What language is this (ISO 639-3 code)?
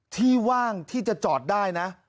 tha